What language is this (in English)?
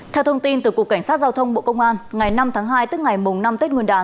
Vietnamese